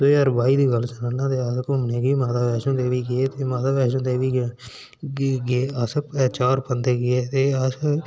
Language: Dogri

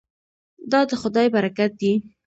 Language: Pashto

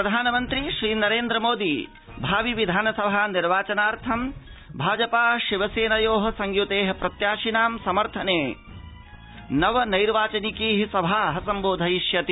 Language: Sanskrit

